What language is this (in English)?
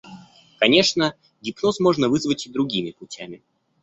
Russian